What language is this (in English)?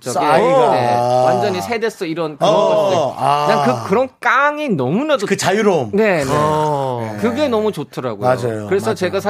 Korean